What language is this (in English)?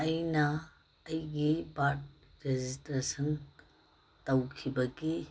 Manipuri